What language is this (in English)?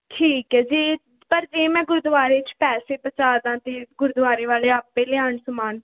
Punjabi